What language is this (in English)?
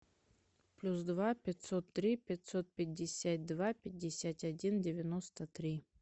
Russian